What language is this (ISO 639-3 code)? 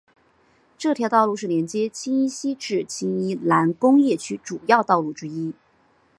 zho